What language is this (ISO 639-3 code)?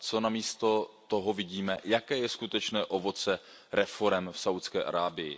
ces